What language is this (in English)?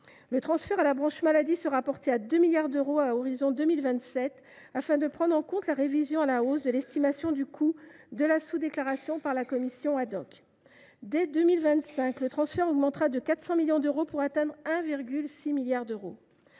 French